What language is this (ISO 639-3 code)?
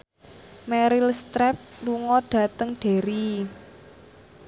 jav